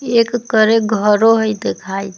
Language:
Magahi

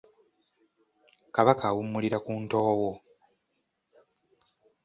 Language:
Ganda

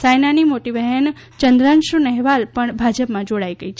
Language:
Gujarati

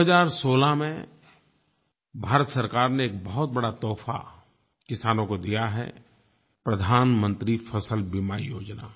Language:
Hindi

